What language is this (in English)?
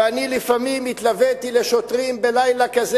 Hebrew